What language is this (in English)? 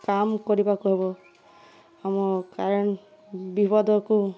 Odia